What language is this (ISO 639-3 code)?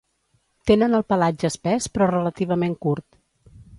cat